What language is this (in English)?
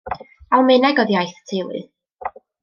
Welsh